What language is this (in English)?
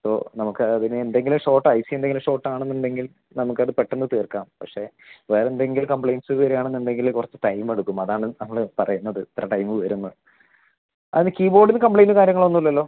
Malayalam